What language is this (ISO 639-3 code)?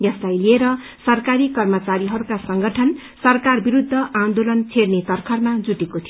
nep